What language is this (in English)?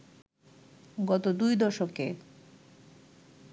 Bangla